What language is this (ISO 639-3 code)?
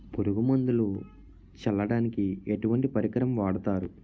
tel